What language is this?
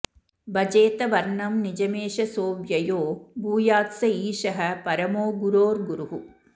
Sanskrit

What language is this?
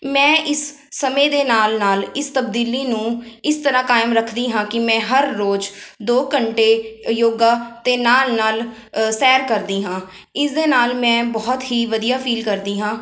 Punjabi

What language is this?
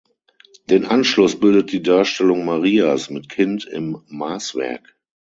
German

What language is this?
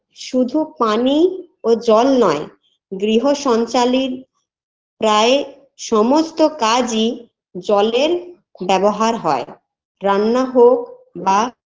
Bangla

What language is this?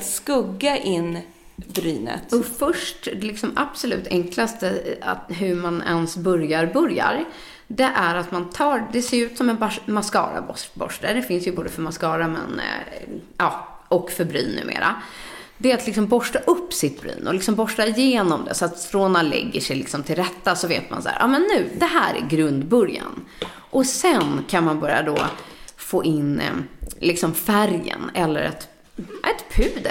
Swedish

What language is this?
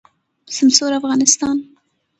Pashto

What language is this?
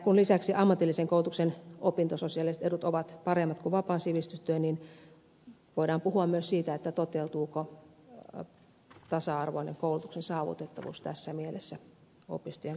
Finnish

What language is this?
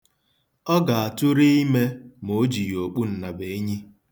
Igbo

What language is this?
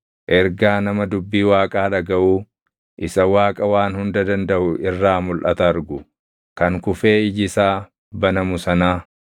Oromo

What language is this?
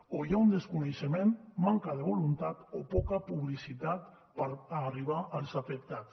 Catalan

